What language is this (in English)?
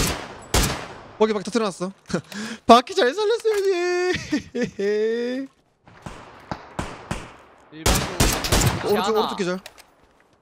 Korean